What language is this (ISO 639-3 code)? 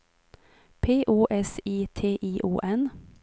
swe